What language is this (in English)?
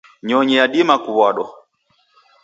Taita